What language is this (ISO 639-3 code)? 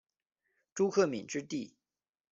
zho